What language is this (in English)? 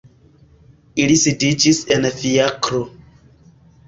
Esperanto